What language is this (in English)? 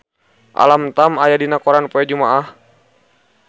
Sundanese